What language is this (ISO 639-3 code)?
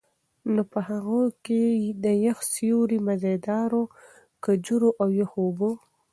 pus